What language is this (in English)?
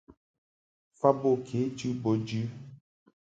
Mungaka